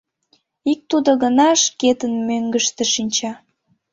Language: Mari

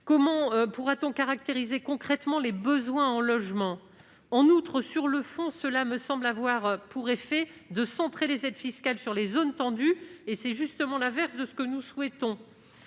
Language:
French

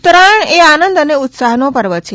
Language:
Gujarati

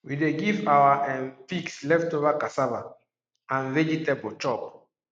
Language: Nigerian Pidgin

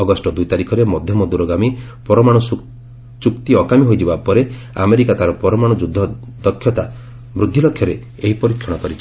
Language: Odia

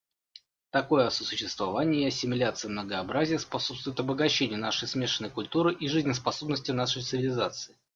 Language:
Russian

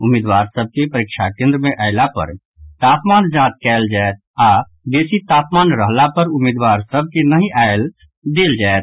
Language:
Maithili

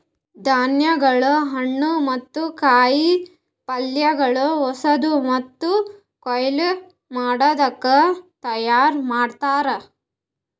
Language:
Kannada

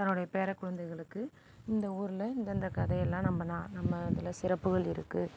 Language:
Tamil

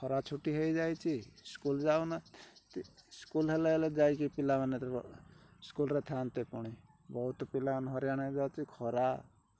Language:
Odia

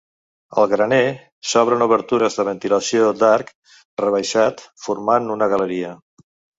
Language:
Catalan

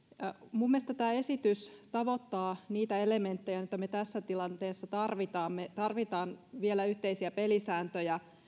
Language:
Finnish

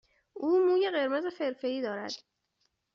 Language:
Persian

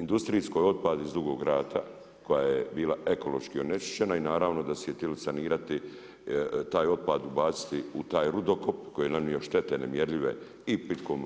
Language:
Croatian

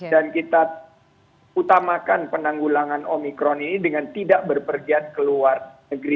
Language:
Indonesian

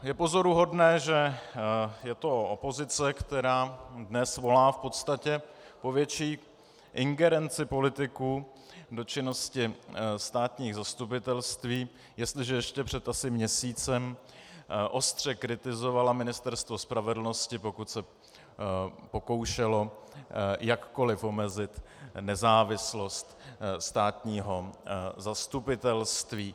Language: Czech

